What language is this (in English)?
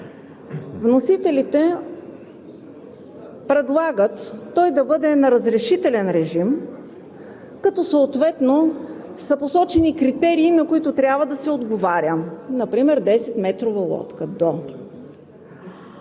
Bulgarian